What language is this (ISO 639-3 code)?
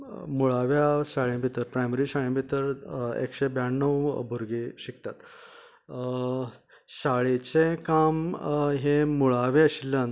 kok